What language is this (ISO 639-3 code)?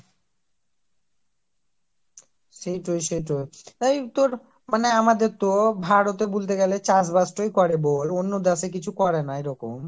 ben